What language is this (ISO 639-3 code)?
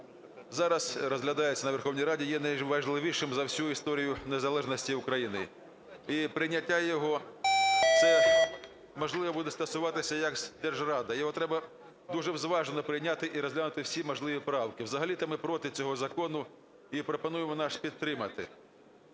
ukr